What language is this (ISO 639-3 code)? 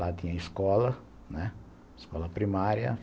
por